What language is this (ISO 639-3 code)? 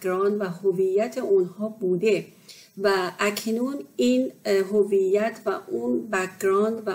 fas